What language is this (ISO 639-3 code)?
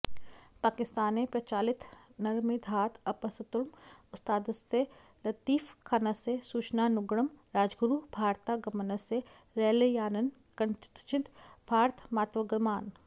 san